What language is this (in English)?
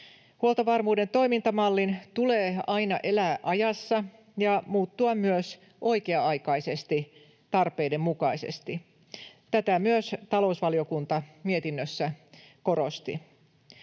Finnish